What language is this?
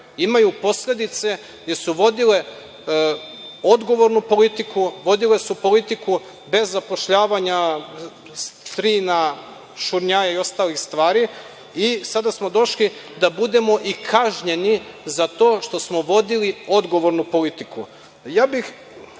Serbian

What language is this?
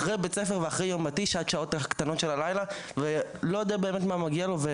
Hebrew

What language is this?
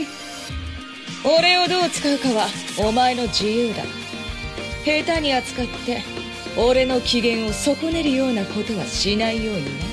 Japanese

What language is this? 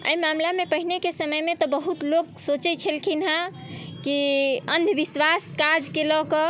Maithili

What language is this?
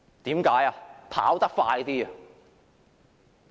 Cantonese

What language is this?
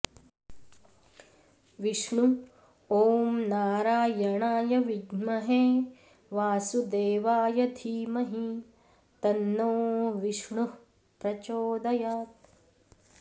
Sanskrit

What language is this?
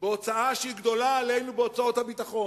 Hebrew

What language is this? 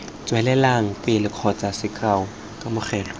Tswana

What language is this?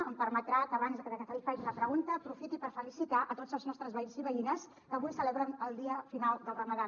Catalan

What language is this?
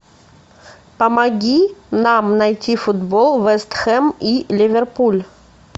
Russian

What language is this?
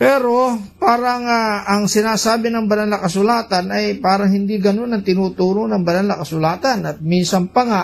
Filipino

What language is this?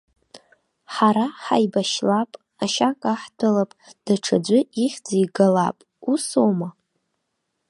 Abkhazian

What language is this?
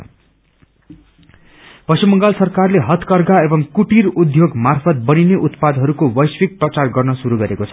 Nepali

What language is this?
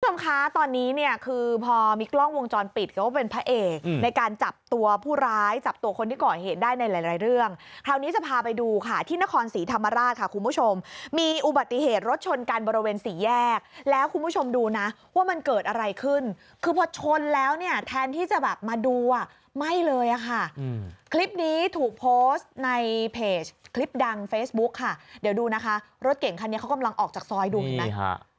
Thai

